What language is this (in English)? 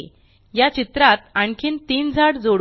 Marathi